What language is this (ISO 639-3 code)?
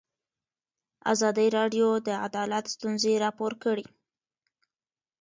pus